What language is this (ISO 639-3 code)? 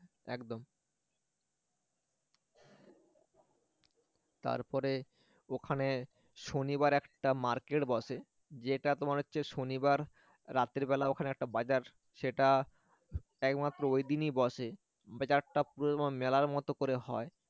ben